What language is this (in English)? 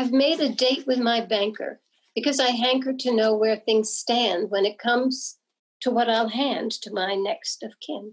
English